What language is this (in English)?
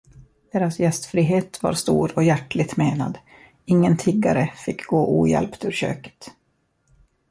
Swedish